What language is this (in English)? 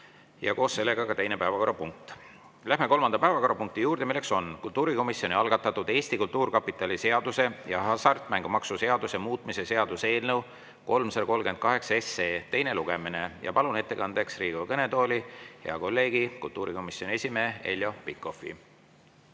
Estonian